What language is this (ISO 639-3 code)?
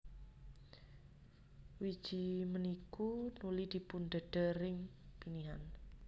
jav